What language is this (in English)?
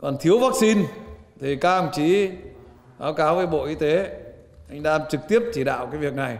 Vietnamese